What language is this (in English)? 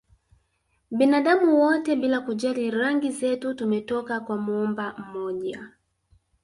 Swahili